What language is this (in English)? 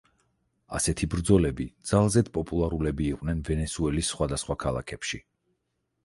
Georgian